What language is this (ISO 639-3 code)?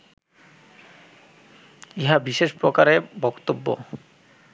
ben